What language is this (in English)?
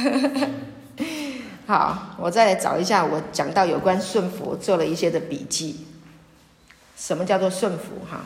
Chinese